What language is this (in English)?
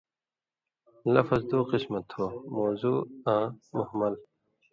Indus Kohistani